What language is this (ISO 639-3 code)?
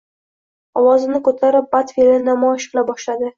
uzb